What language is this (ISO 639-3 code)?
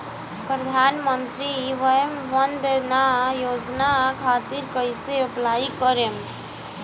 bho